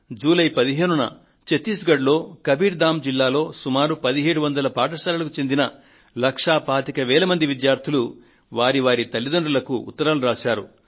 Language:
Telugu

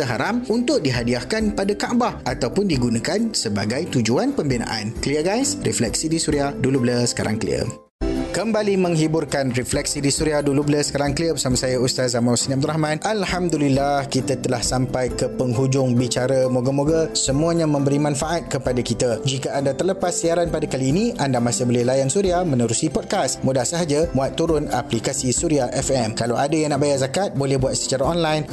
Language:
Malay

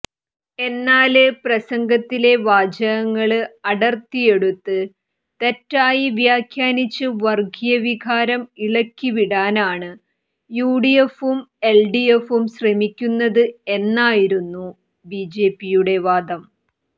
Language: Malayalam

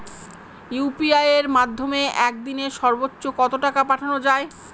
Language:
Bangla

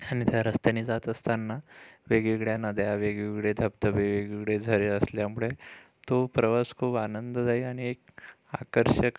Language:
Marathi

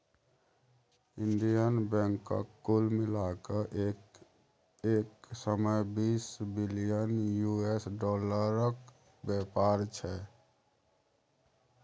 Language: Maithili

